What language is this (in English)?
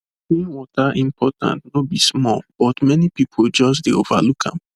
Nigerian Pidgin